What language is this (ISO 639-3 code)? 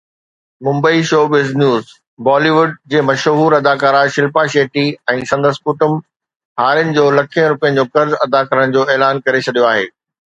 snd